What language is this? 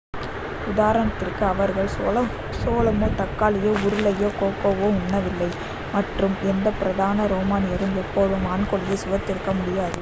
Tamil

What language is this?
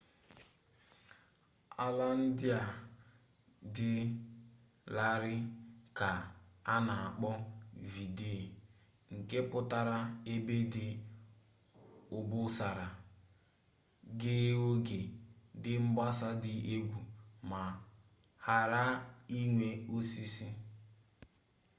Igbo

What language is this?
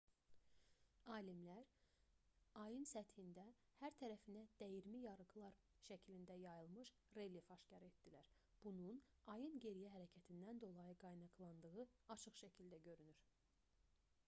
Azerbaijani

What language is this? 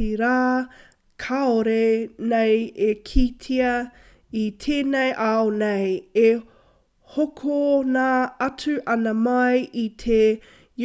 Māori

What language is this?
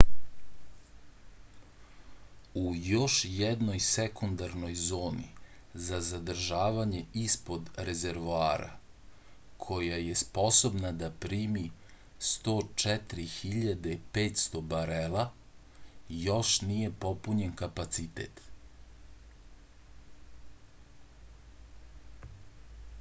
Serbian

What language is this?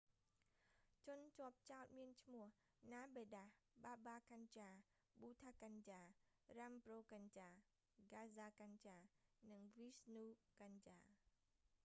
Khmer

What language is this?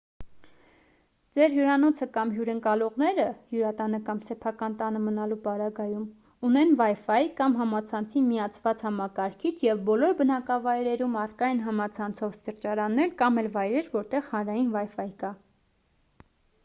Armenian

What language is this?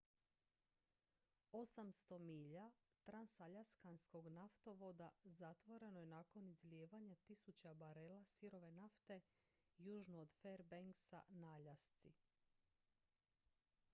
Croatian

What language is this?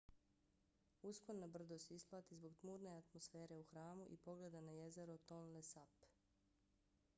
Bosnian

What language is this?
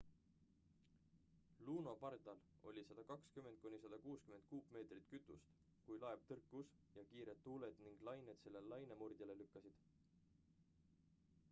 Estonian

